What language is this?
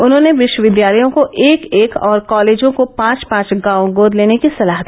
Hindi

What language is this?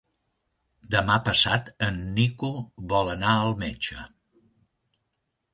Catalan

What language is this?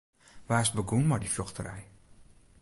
Western Frisian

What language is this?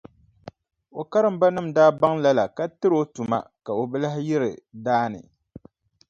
Dagbani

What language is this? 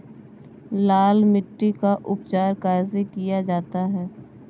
Hindi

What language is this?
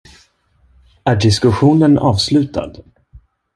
Swedish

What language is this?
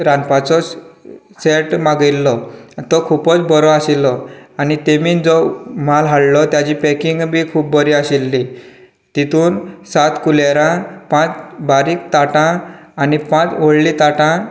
Konkani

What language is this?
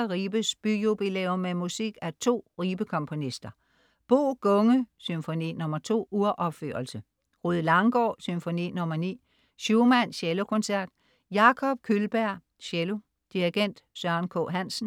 Danish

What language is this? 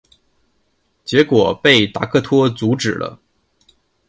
Chinese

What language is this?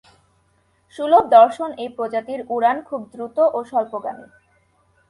Bangla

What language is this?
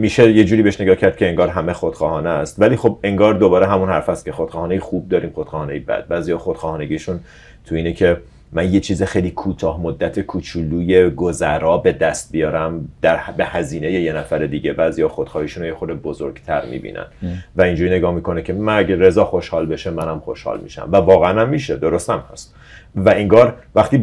Persian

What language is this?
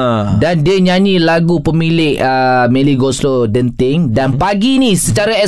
Malay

